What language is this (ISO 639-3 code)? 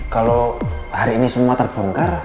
ind